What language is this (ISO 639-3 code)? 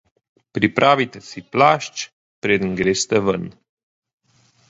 slv